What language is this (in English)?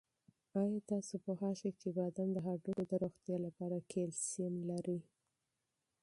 Pashto